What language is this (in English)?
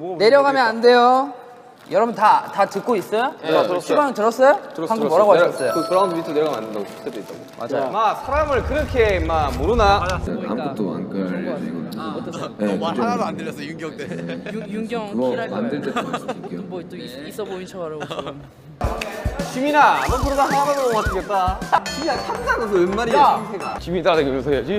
Korean